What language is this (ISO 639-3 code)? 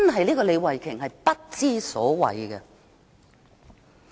yue